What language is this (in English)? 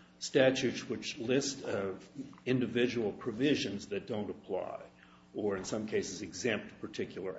English